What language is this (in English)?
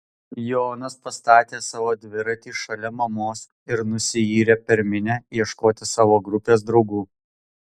Lithuanian